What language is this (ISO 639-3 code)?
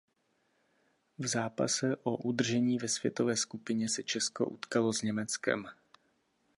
ces